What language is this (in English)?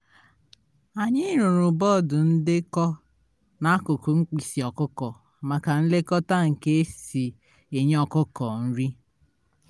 Igbo